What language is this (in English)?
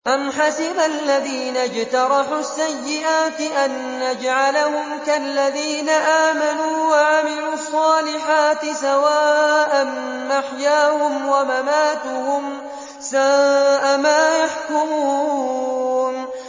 Arabic